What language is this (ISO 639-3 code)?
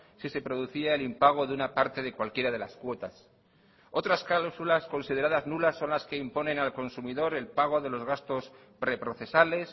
spa